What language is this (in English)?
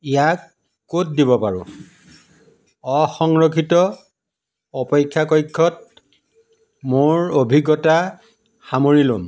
Assamese